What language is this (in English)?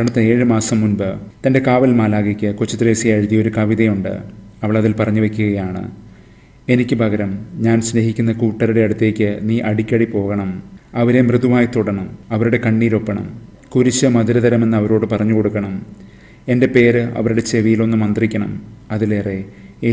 Malayalam